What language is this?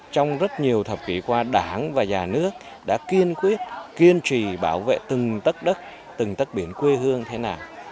Vietnamese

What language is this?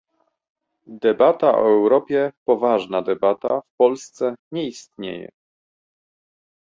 Polish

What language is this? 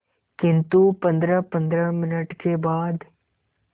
Hindi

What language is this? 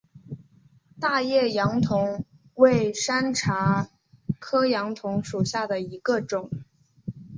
Chinese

